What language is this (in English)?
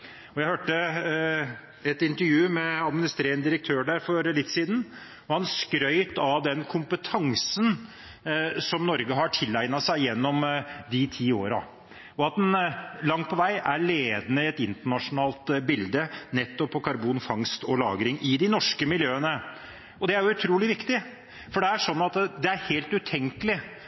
Norwegian Bokmål